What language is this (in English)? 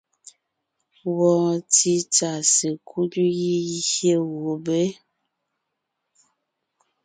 Ngiemboon